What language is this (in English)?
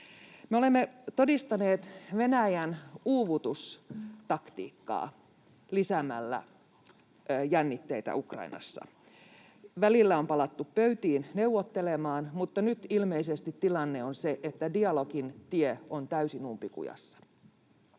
Finnish